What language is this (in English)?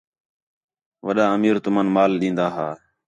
Khetrani